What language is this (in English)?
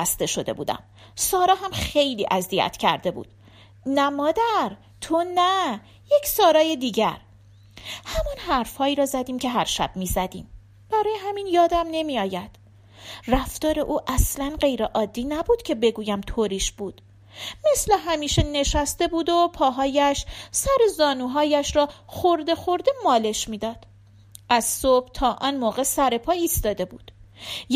Persian